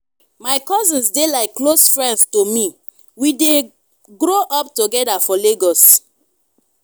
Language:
Nigerian Pidgin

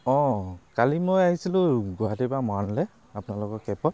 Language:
Assamese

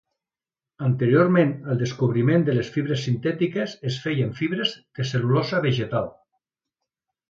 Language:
Catalan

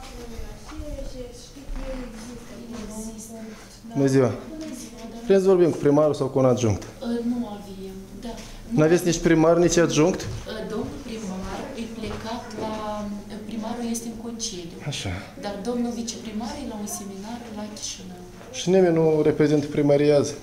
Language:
Romanian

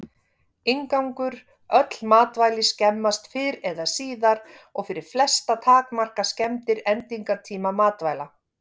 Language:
Icelandic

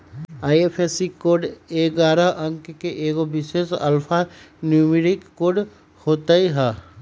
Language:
Magahi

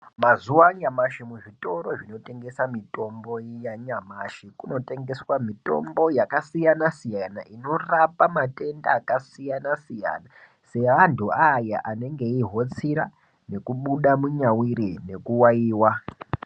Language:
Ndau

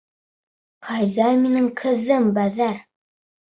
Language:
Bashkir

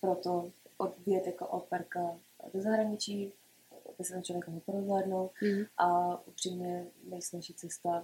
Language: Czech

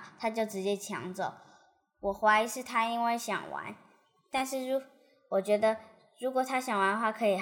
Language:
Chinese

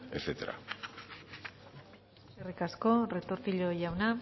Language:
Basque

